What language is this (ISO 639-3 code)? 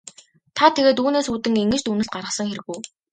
mon